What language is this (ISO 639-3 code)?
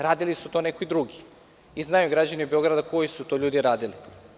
srp